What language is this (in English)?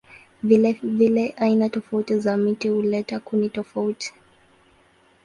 Swahili